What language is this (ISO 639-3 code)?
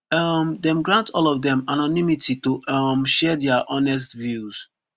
pcm